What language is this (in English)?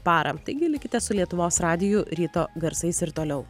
Lithuanian